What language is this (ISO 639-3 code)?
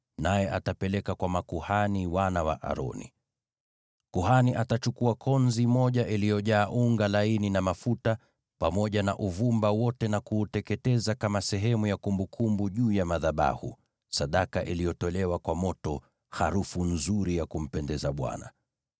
swa